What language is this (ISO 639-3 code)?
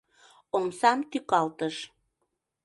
chm